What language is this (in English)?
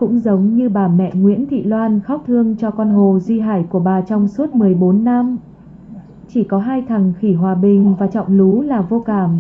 Vietnamese